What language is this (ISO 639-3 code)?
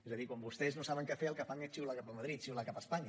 cat